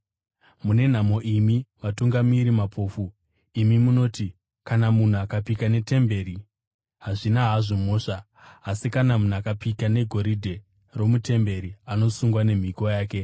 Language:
Shona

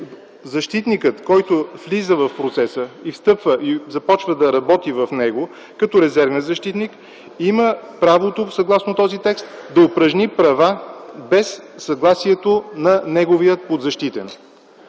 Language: Bulgarian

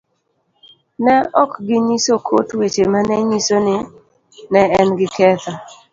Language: Luo (Kenya and Tanzania)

